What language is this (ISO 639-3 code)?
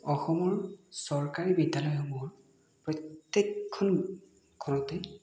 asm